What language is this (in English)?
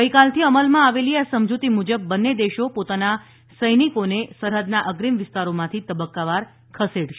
Gujarati